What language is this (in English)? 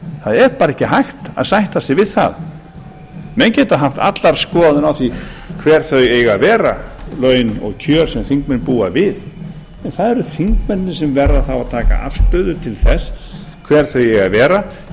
Icelandic